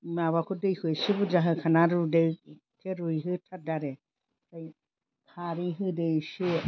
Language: Bodo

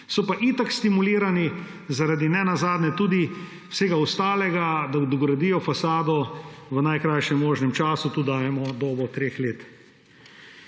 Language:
Slovenian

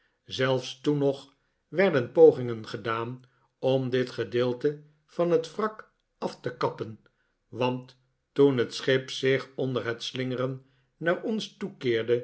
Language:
Dutch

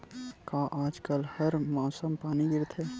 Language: Chhattisgarhi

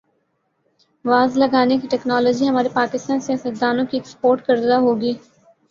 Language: Urdu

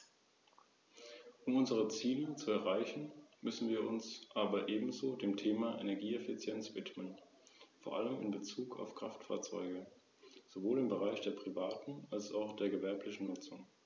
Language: German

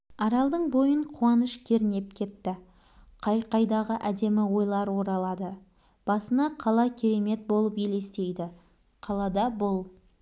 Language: Kazakh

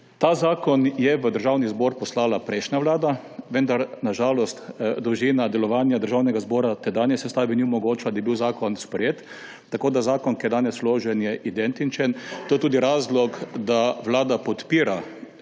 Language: Slovenian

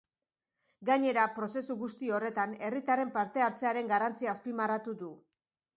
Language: Basque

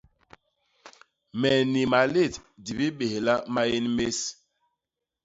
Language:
Basaa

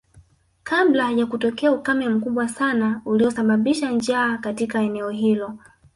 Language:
Swahili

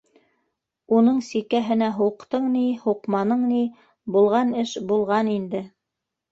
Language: Bashkir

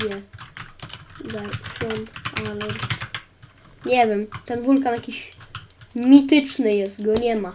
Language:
Polish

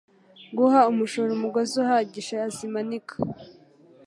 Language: Kinyarwanda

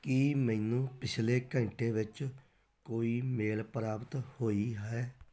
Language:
Punjabi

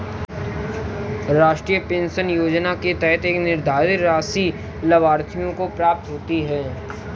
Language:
Hindi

